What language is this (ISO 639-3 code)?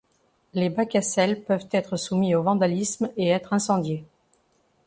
fra